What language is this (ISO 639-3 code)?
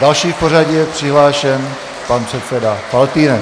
ces